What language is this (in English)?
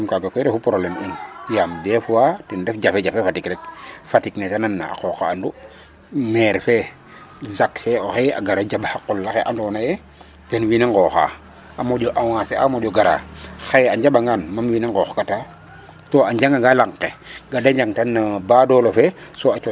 Serer